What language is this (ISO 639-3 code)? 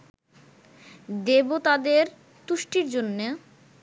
ben